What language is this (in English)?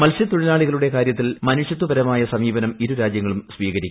Malayalam